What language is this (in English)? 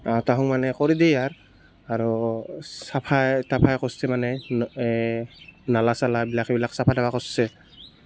Assamese